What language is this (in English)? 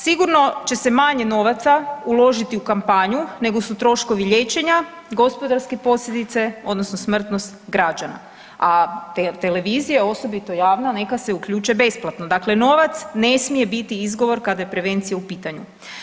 Croatian